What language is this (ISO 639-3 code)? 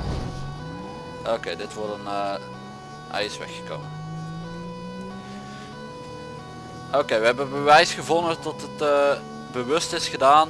nld